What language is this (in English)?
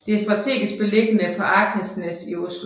Danish